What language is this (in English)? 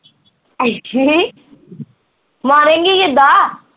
Punjabi